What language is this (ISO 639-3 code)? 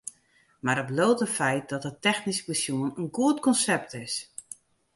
fry